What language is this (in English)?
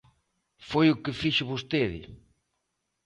Galician